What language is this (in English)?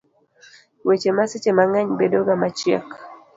Luo (Kenya and Tanzania)